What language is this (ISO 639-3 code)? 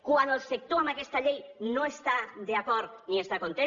cat